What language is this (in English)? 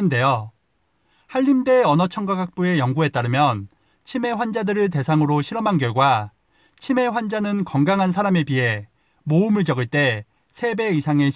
Korean